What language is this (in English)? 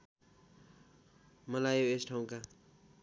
Nepali